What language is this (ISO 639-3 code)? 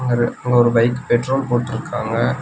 tam